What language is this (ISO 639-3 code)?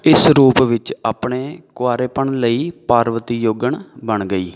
pan